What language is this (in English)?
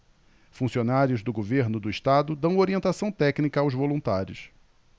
Portuguese